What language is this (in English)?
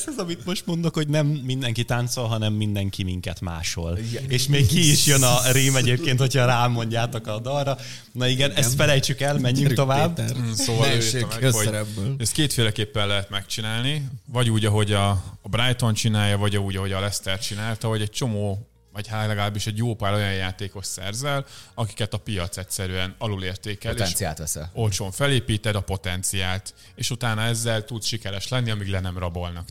Hungarian